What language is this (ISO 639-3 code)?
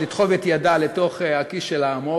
heb